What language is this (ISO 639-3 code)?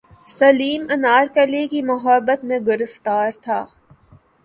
urd